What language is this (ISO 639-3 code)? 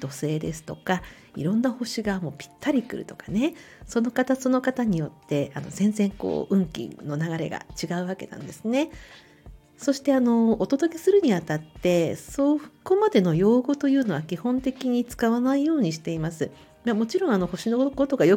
jpn